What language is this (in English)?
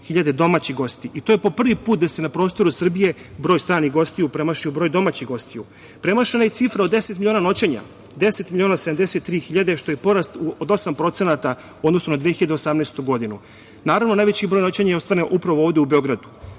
Serbian